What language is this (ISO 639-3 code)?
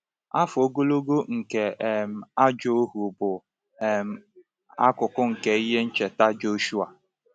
ibo